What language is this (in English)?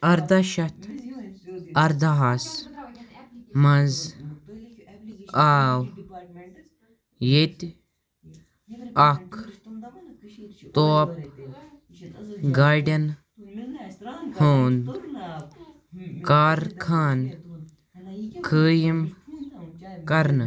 Kashmiri